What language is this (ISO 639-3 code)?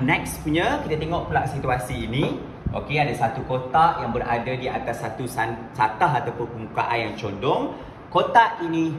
msa